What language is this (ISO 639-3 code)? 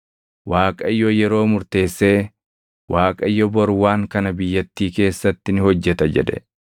orm